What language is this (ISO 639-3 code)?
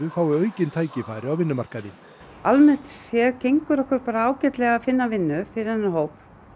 isl